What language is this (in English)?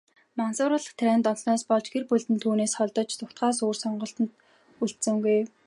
Mongolian